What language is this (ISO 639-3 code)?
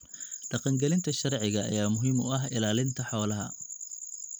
som